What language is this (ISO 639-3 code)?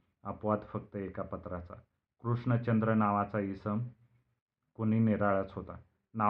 mar